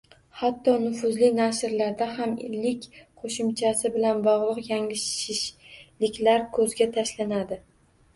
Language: Uzbek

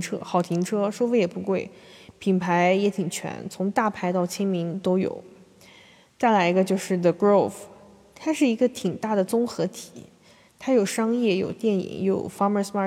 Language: Chinese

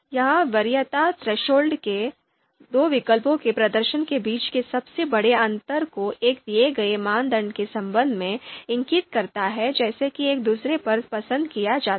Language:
Hindi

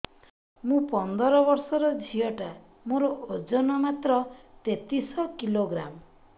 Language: Odia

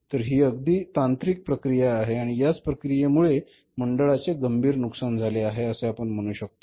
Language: Marathi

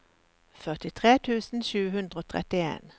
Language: Norwegian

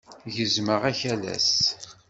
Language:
Kabyle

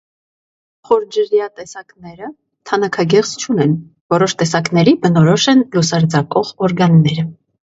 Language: Armenian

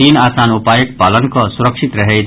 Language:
Maithili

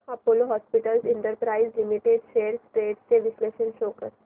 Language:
Marathi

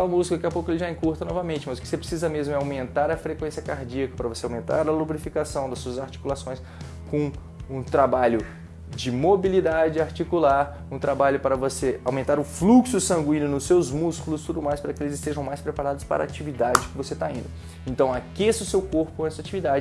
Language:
Portuguese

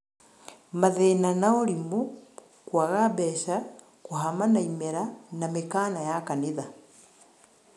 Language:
Kikuyu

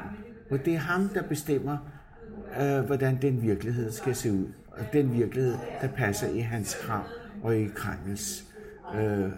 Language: Danish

